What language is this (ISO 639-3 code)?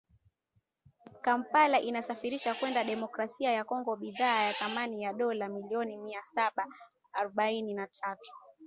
swa